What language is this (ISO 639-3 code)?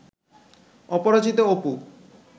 ben